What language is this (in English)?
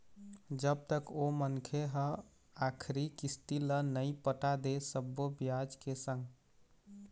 Chhattisgarhi